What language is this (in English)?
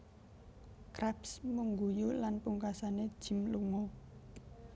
Javanese